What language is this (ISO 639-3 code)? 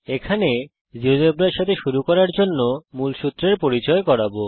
ben